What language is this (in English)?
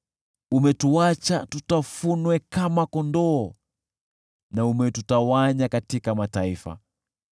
Swahili